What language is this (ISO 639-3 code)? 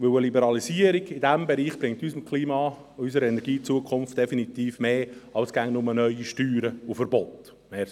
gsw